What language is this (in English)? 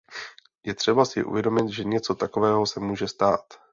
Czech